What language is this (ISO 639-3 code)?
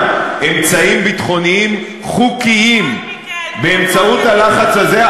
heb